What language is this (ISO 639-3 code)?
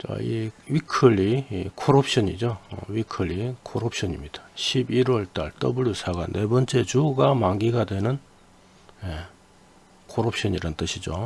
kor